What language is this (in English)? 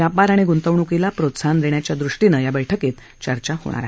Marathi